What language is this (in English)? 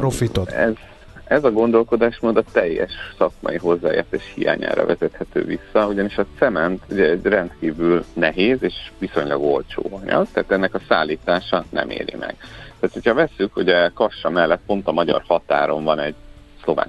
Hungarian